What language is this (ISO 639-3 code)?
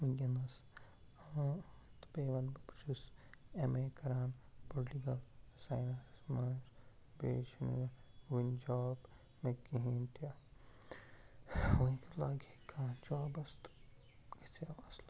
kas